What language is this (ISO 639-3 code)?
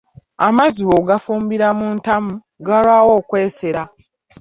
lug